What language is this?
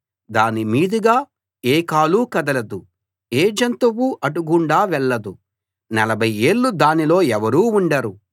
Telugu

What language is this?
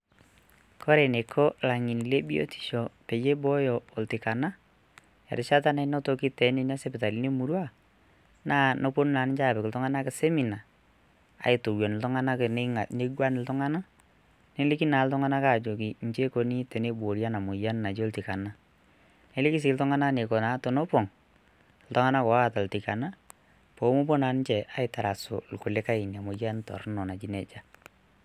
Masai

